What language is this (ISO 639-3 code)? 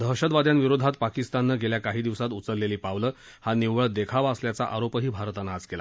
mar